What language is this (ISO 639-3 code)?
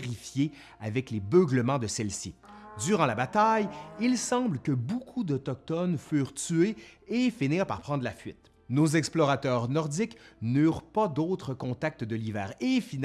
fra